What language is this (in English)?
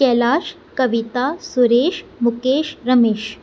Sindhi